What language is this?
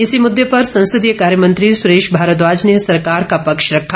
Hindi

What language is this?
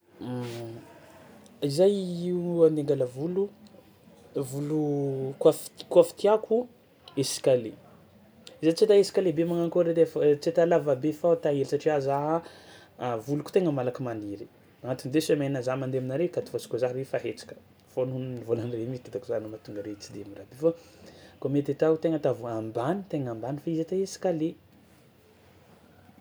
Tsimihety Malagasy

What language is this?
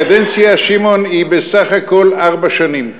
Hebrew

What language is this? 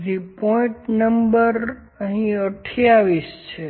Gujarati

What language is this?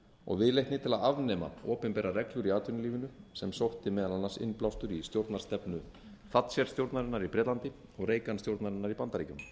Icelandic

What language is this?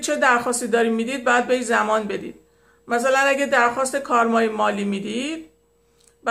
Persian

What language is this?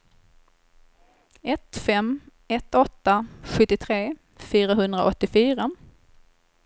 Swedish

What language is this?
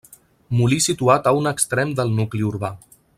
Catalan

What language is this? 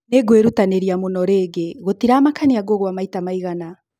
Kikuyu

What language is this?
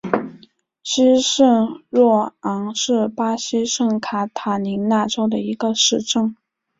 Chinese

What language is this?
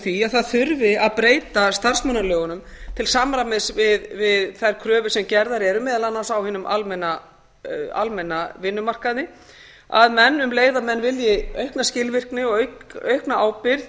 Icelandic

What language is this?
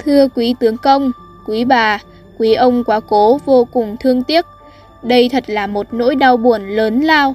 Vietnamese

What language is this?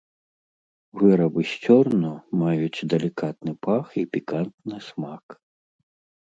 Belarusian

